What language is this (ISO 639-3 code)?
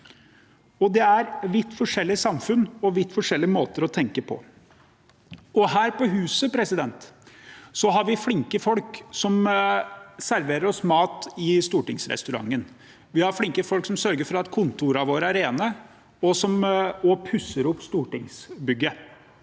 nor